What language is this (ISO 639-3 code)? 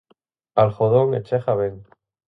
glg